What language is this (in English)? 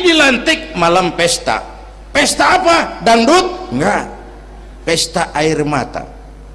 Indonesian